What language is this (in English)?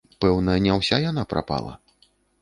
Belarusian